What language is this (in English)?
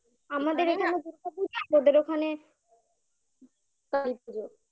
Bangla